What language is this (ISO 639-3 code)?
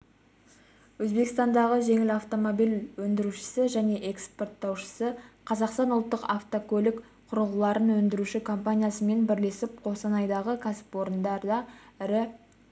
kaz